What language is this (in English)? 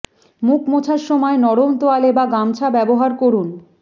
Bangla